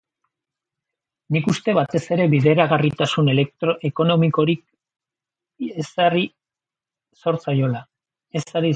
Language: Basque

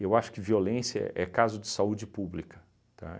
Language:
Portuguese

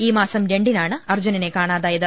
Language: Malayalam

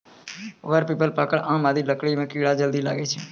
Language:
Maithili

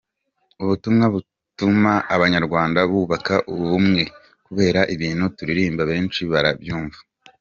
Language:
Kinyarwanda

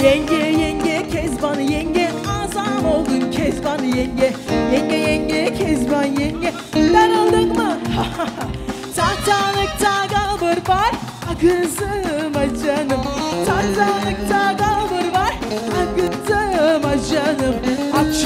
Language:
Turkish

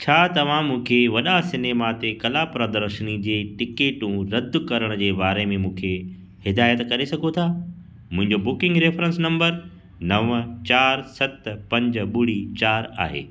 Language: Sindhi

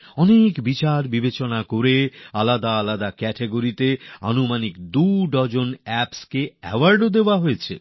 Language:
Bangla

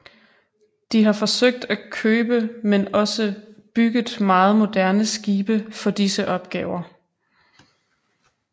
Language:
Danish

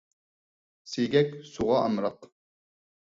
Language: Uyghur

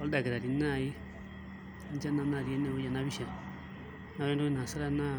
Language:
Masai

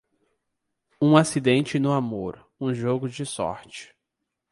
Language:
Portuguese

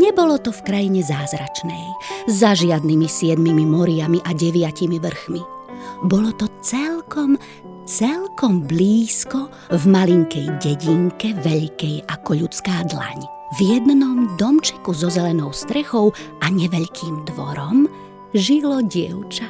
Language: Czech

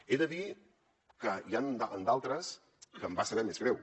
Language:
Catalan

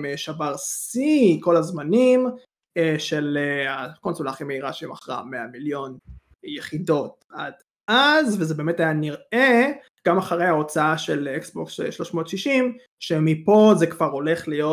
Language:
Hebrew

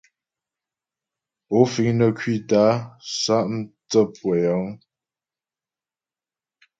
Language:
Ghomala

